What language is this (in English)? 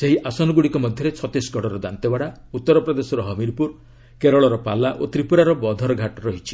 Odia